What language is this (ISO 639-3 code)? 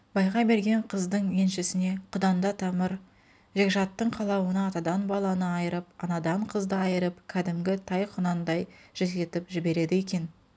kaz